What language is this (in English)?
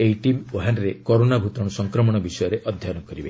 Odia